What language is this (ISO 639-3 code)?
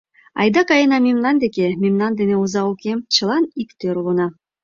chm